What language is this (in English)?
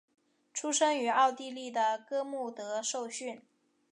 Chinese